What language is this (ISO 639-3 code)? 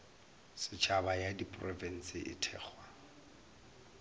nso